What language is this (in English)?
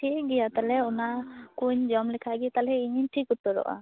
Santali